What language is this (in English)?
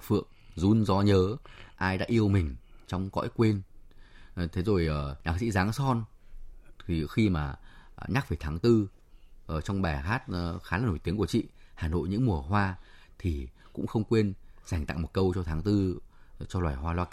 Vietnamese